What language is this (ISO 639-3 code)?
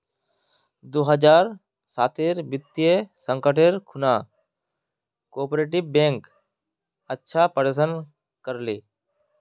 mag